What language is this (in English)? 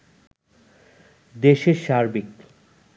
Bangla